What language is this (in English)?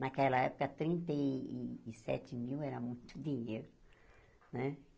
Portuguese